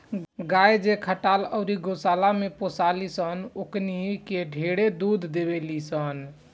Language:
Bhojpuri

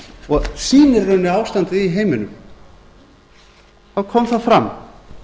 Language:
Icelandic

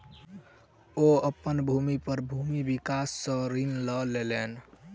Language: Maithili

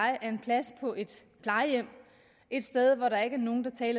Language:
Danish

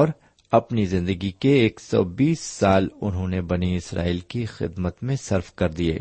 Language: Urdu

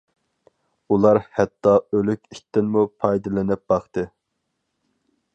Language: Uyghur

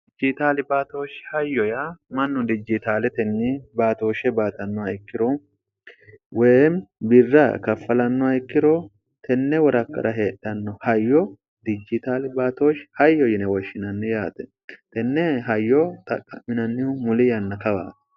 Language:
Sidamo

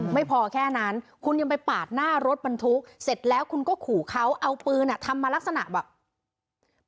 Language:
Thai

